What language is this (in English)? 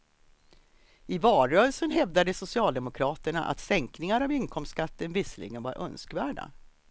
Swedish